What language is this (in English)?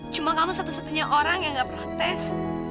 Indonesian